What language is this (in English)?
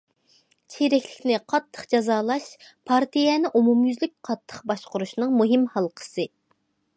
Uyghur